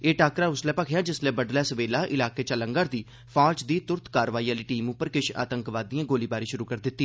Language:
Dogri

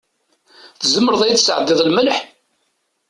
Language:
Kabyle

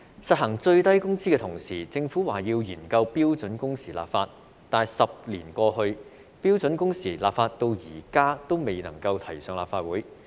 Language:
Cantonese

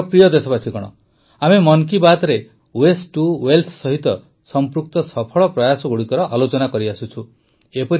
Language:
Odia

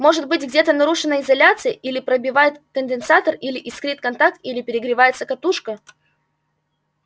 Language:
Russian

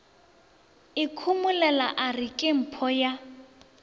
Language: Northern Sotho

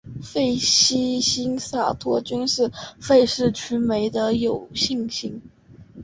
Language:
Chinese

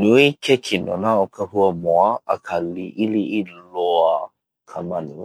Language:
Hawaiian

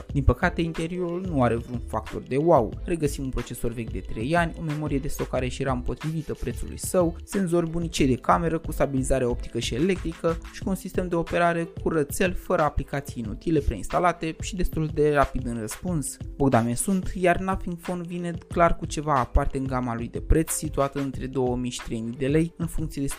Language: Romanian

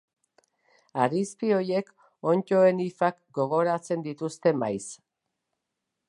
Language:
Basque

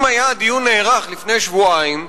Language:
Hebrew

